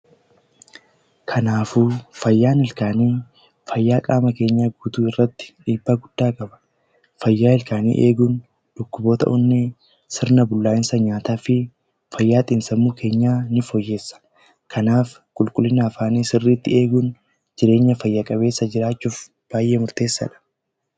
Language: Oromo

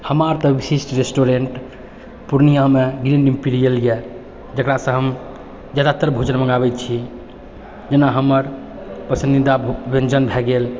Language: Maithili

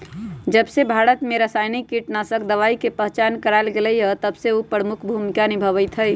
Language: Magahi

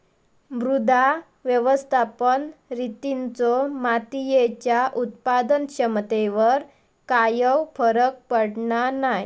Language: Marathi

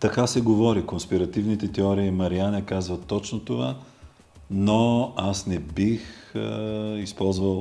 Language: Bulgarian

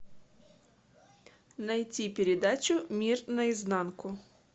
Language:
Russian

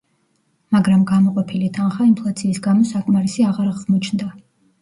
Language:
Georgian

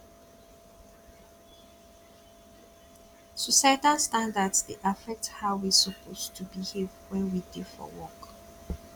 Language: Nigerian Pidgin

